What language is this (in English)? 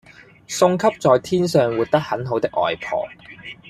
Cantonese